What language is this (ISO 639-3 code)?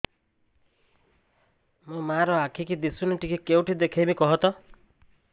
ori